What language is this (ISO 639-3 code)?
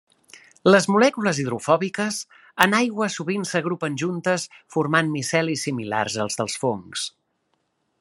cat